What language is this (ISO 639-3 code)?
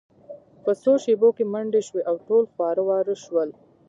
pus